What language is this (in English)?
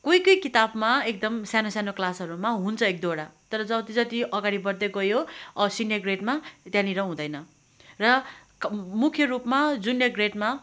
Nepali